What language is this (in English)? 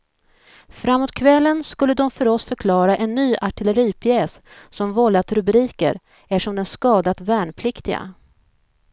Swedish